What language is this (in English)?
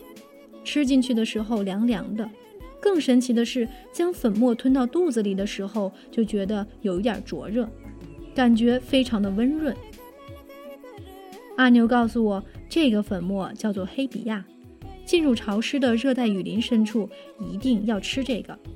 Chinese